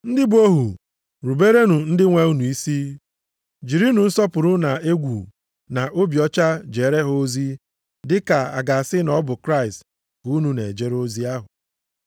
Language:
Igbo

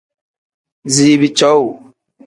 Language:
Tem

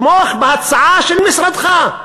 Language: Hebrew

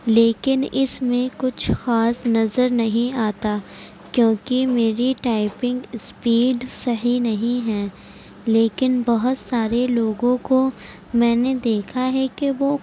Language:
Urdu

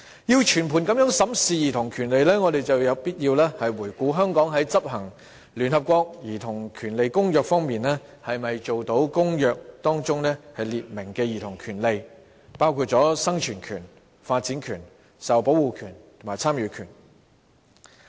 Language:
Cantonese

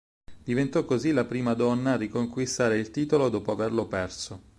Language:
Italian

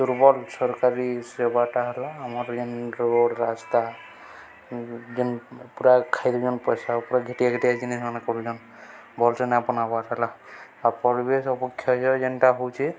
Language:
Odia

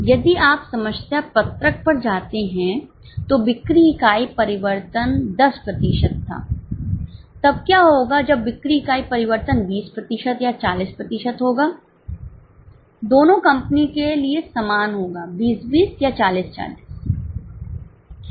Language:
Hindi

